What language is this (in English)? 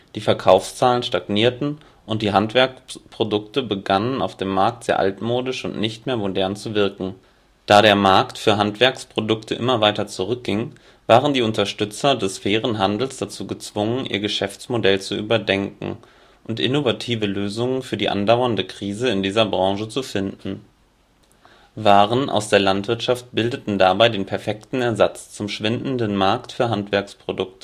German